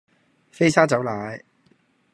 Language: Cantonese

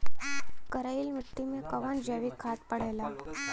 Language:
Bhojpuri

